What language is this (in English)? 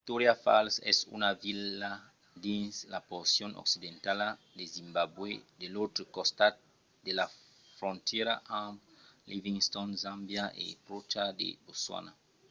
Occitan